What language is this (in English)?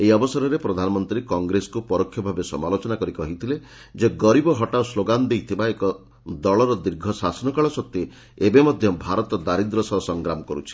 Odia